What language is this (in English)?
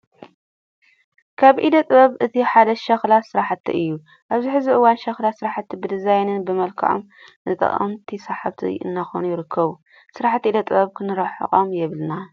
Tigrinya